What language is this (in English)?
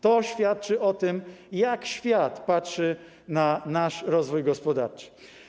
Polish